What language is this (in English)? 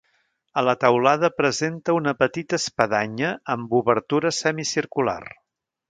Catalan